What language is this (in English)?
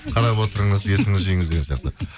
Kazakh